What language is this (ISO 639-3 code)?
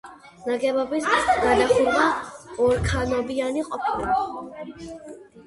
kat